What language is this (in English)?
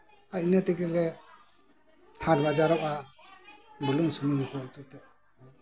Santali